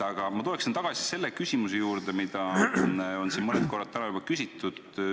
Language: Estonian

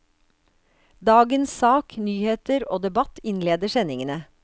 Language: Norwegian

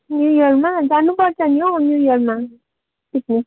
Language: Nepali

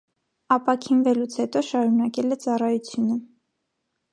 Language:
Armenian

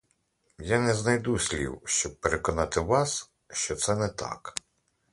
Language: Ukrainian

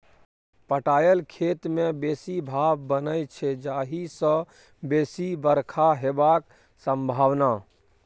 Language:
Maithili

